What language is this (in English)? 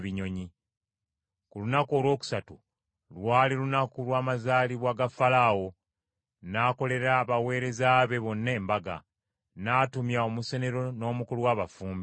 Ganda